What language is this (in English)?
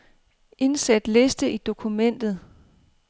Danish